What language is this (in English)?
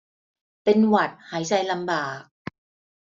Thai